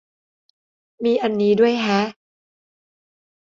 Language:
Thai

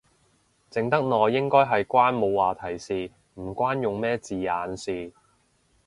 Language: Cantonese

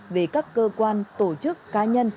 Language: Vietnamese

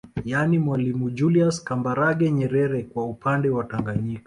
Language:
Swahili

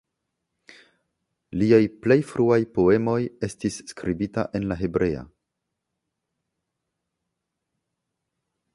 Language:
Esperanto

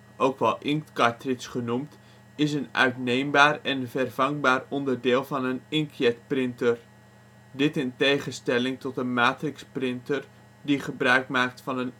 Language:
Dutch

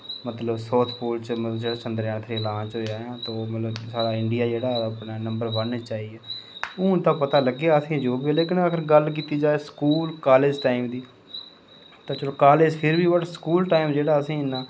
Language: Dogri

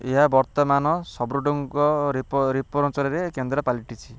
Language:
Odia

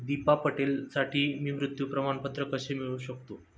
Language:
Marathi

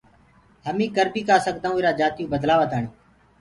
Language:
Gurgula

